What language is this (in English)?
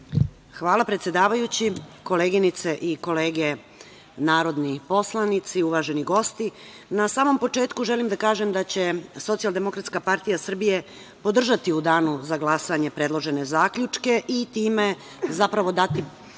Serbian